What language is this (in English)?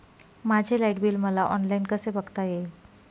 Marathi